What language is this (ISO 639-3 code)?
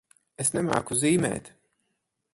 lav